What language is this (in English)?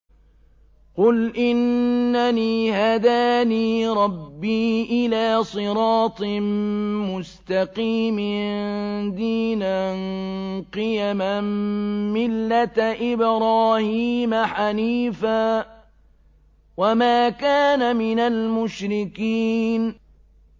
Arabic